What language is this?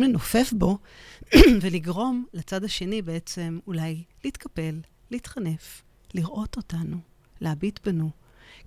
Hebrew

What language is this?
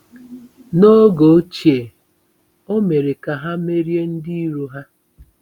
Igbo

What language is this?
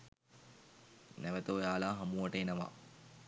Sinhala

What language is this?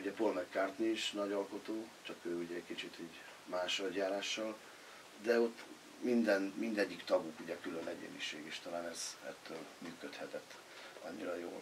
Hungarian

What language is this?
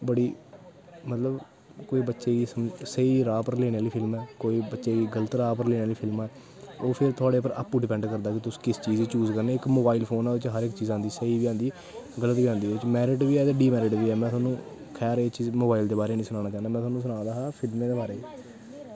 Dogri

